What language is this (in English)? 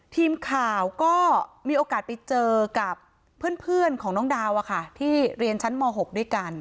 Thai